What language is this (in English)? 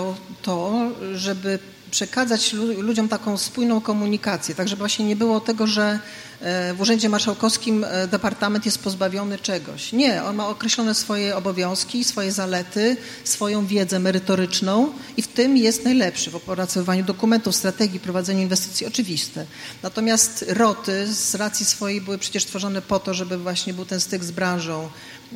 Polish